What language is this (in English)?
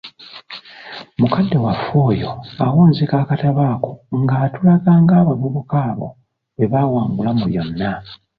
Ganda